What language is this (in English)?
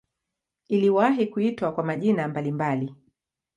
Swahili